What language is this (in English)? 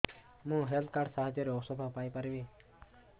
Odia